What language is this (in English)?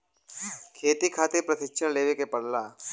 Bhojpuri